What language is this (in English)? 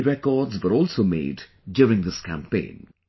English